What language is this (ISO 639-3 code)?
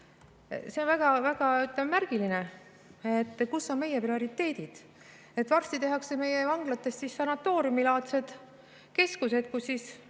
est